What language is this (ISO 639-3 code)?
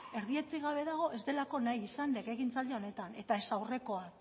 eus